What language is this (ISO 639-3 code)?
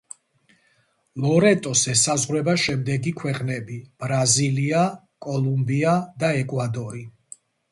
kat